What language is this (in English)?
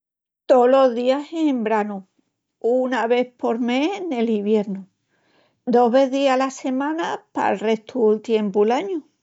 Extremaduran